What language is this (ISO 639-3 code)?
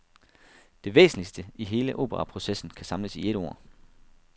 dan